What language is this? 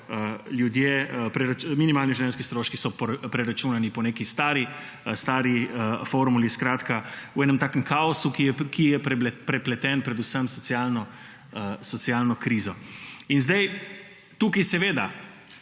Slovenian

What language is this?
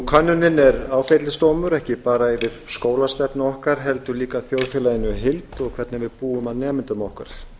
Icelandic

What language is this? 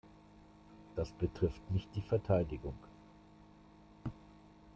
German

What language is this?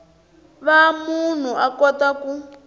Tsonga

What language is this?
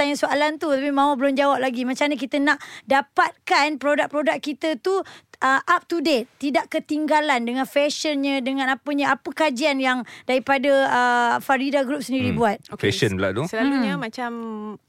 Malay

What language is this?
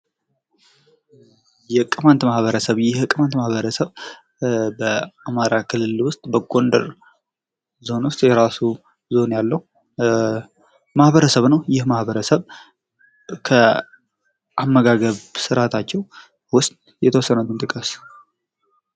Amharic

